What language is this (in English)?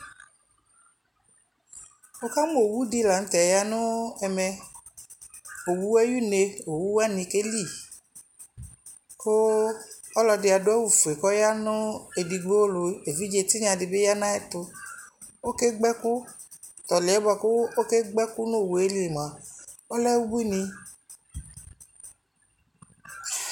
Ikposo